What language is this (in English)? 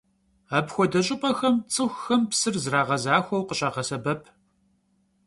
Kabardian